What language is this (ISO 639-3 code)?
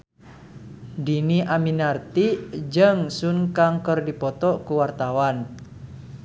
sun